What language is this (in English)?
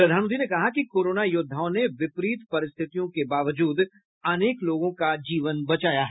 Hindi